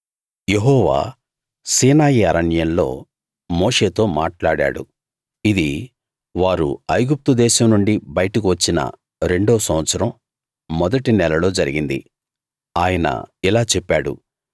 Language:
Telugu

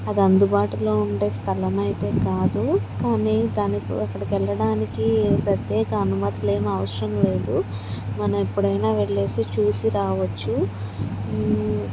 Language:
Telugu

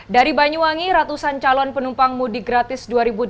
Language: Indonesian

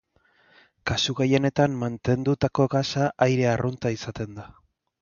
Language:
Basque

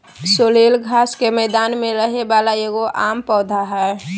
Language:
Magahi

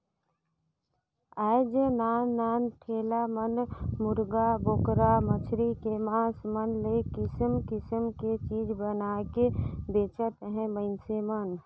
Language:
Chhattisgarhi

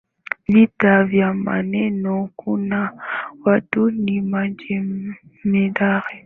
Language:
Swahili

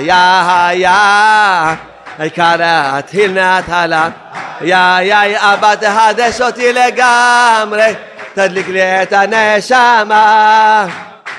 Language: Hebrew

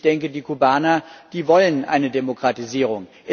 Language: German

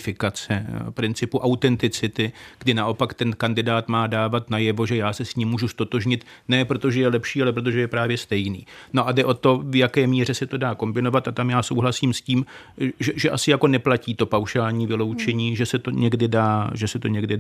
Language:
Czech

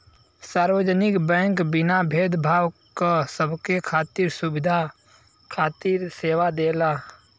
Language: Bhojpuri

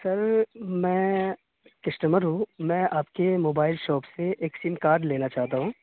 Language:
Urdu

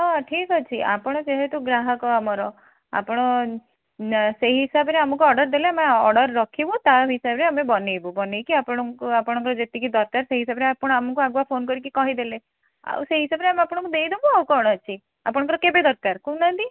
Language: Odia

